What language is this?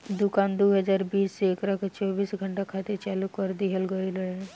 Bhojpuri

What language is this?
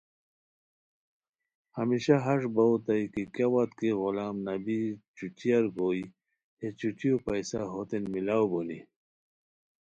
Khowar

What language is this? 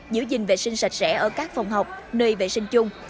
Vietnamese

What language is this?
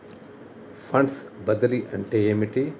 Telugu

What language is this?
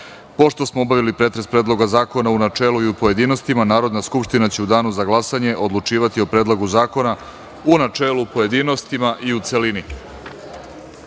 Serbian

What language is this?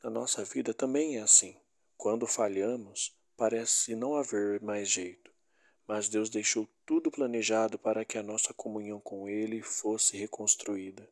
Portuguese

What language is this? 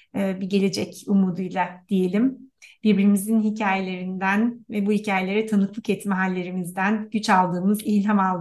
Turkish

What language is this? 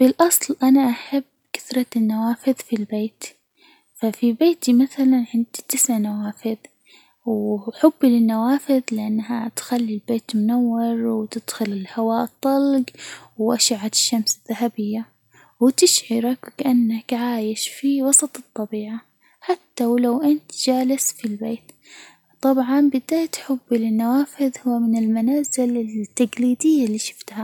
Hijazi Arabic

